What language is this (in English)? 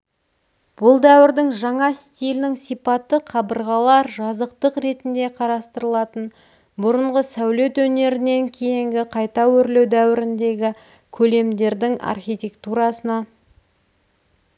Kazakh